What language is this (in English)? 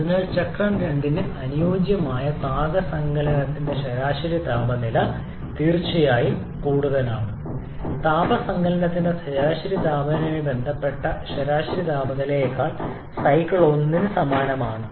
Malayalam